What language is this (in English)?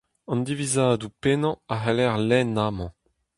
Breton